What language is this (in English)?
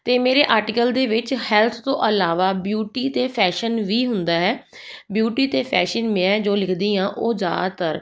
Punjabi